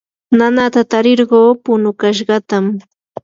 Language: Yanahuanca Pasco Quechua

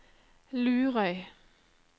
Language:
Norwegian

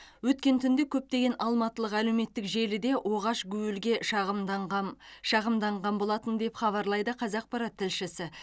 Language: Kazakh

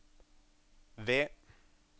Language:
Norwegian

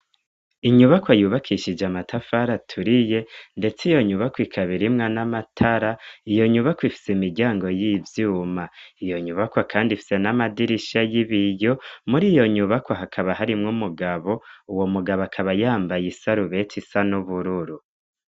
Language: Rundi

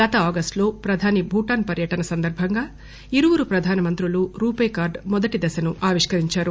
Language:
Telugu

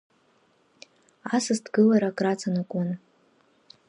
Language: Abkhazian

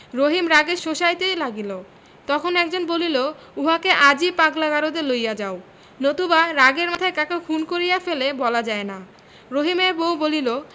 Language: Bangla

